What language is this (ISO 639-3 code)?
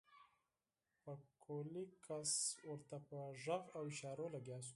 pus